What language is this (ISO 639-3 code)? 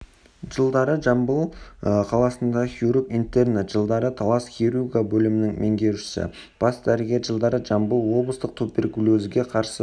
kaz